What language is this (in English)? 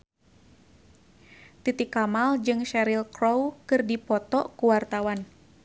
Sundanese